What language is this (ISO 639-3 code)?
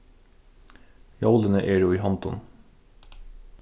fao